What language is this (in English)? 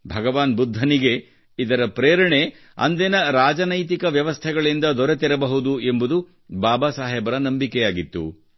Kannada